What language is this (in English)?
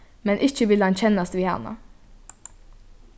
Faroese